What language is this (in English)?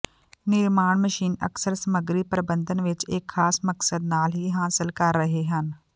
Punjabi